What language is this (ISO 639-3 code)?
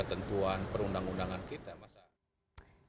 ind